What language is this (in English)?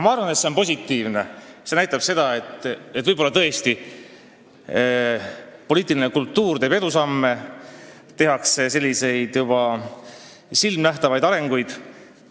Estonian